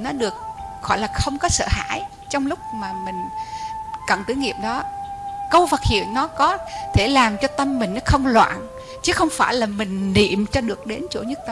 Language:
Vietnamese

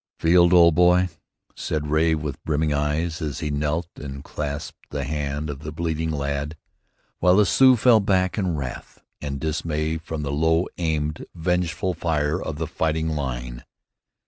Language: English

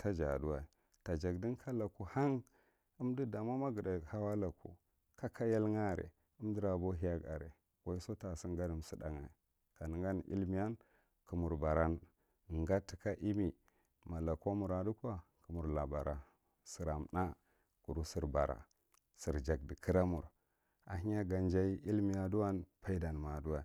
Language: Marghi Central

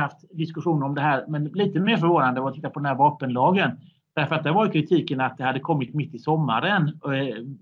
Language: Swedish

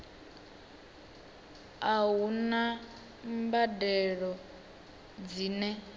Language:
Venda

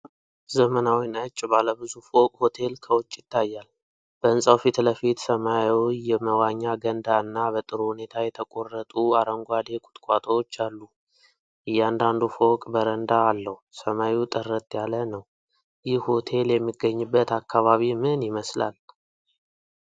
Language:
Amharic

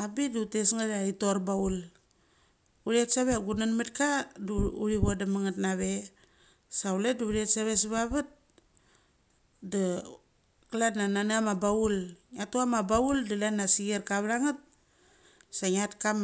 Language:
Mali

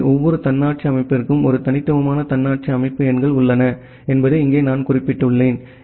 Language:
Tamil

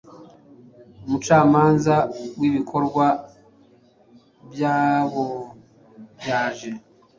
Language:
Kinyarwanda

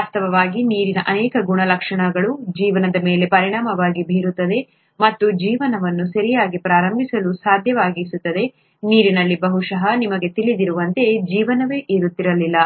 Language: Kannada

